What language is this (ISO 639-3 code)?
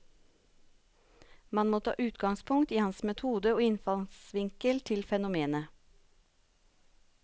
nor